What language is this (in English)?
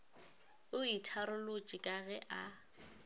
Northern Sotho